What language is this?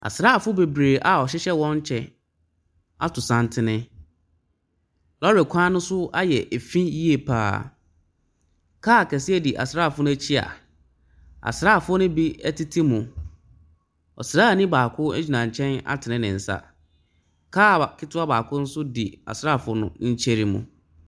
Akan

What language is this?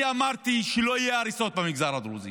Hebrew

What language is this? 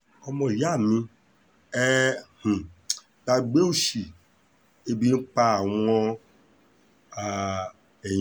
Yoruba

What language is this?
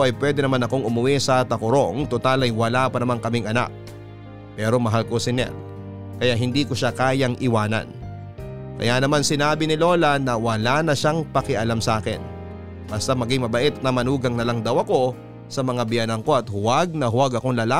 Filipino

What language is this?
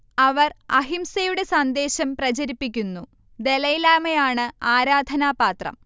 Malayalam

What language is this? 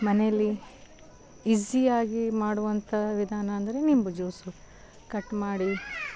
Kannada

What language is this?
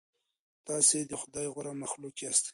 Pashto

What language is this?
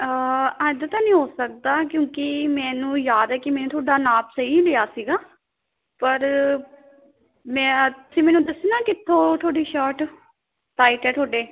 Punjabi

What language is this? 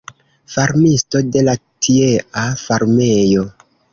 Esperanto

